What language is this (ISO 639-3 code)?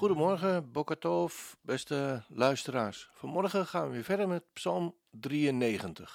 nld